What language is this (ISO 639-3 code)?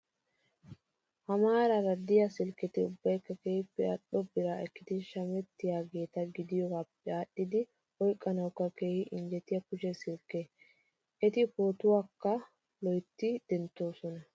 wal